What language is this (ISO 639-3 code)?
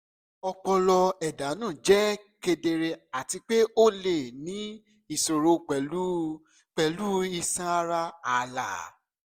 yor